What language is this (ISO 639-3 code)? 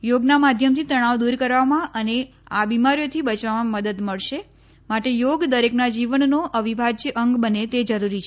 guj